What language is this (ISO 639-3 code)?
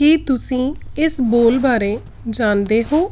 pan